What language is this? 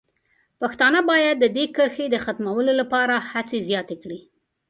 Pashto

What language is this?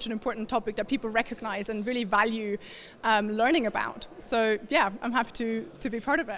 English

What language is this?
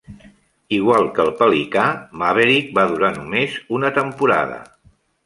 Catalan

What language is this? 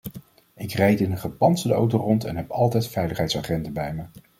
Dutch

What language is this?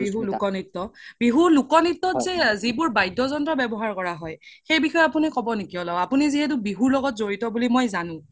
Assamese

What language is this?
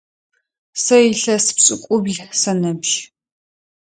Adyghe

